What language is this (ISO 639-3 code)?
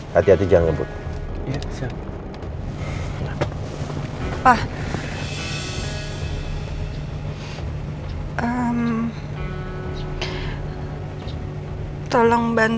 ind